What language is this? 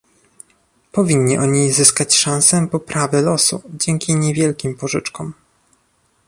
Polish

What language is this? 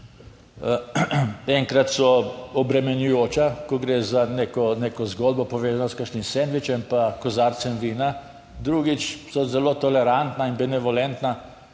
Slovenian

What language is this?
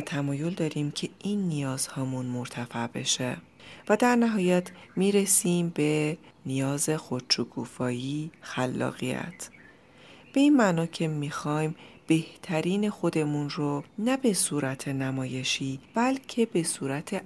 Persian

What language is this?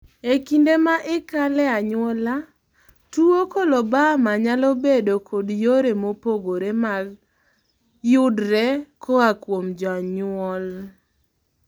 Luo (Kenya and Tanzania)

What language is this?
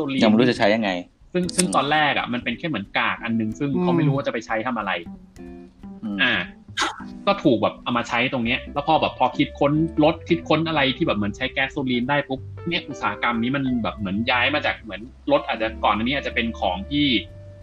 Thai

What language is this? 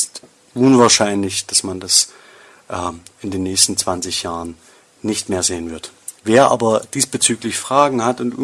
German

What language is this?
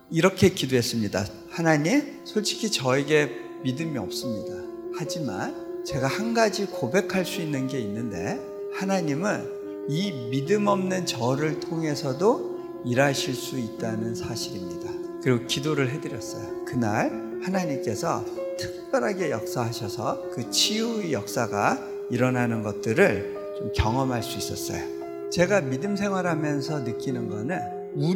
Korean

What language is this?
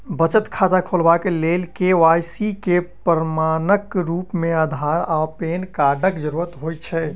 Maithili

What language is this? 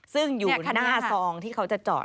Thai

